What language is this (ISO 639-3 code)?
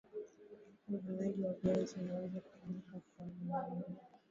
swa